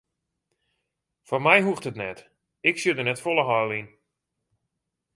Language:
Western Frisian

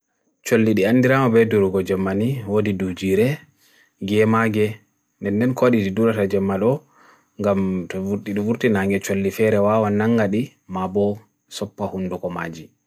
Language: Bagirmi Fulfulde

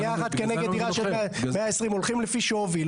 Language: Hebrew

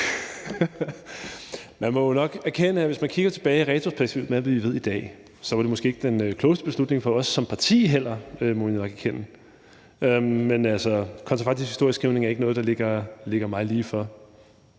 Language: Danish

